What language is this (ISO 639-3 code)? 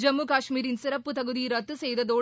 tam